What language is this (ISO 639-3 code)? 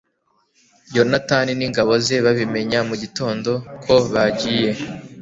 kin